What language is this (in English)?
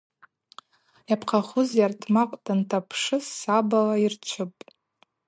Abaza